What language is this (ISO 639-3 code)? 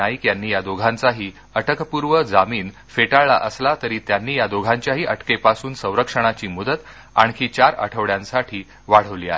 mar